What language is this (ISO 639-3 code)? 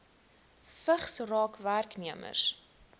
afr